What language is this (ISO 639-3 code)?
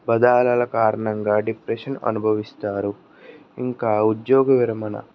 tel